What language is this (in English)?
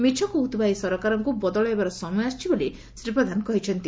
Odia